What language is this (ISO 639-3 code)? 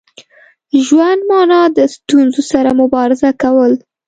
pus